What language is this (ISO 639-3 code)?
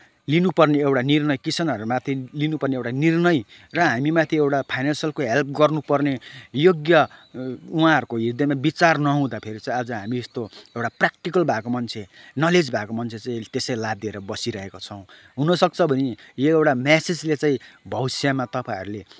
nep